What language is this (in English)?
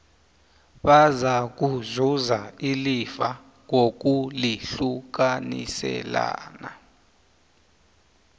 South Ndebele